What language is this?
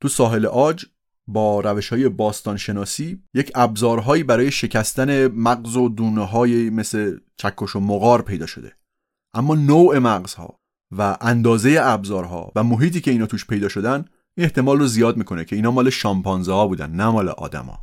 Persian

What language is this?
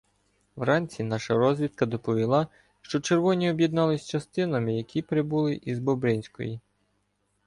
Ukrainian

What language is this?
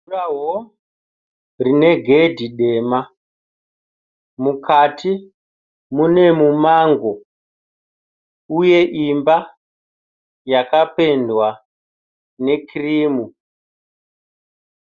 Shona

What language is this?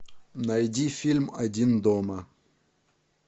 Russian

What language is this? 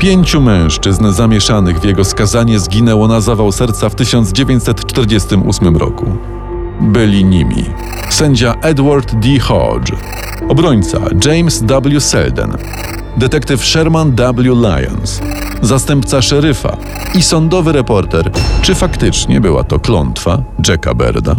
Polish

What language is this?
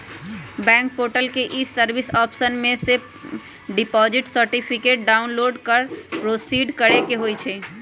Magahi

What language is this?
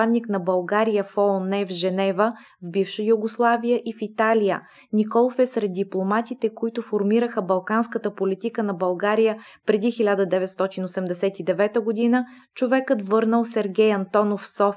Bulgarian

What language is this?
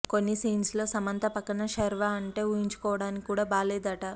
Telugu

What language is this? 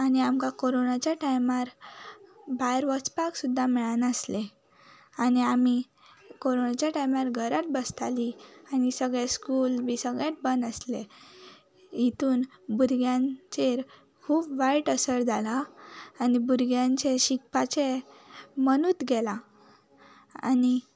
Konkani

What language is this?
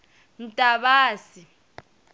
Tsonga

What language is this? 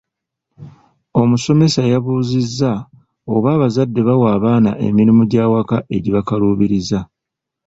Ganda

